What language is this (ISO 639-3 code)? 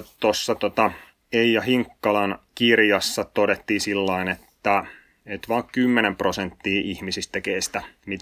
fin